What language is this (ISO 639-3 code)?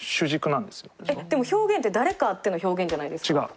jpn